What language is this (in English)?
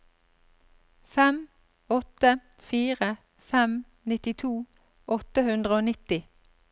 Norwegian